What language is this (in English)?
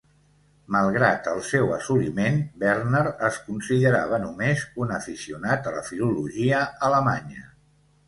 Catalan